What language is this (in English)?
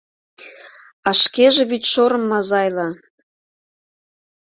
Mari